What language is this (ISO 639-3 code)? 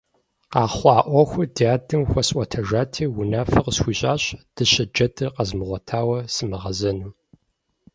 kbd